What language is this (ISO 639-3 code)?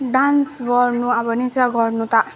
nep